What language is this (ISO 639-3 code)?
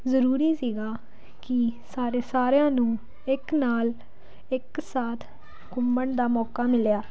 pan